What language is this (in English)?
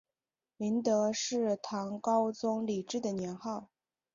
Chinese